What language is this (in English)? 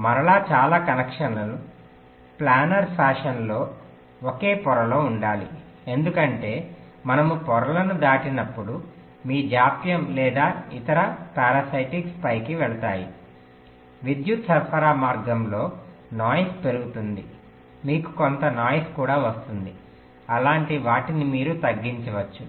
Telugu